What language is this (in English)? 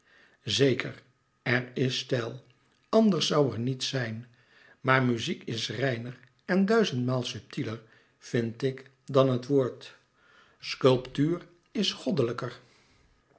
Dutch